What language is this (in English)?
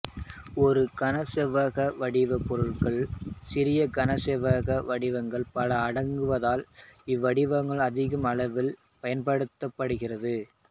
Tamil